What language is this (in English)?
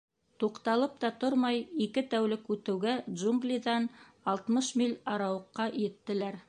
Bashkir